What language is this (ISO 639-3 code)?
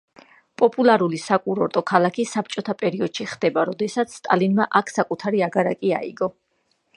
kat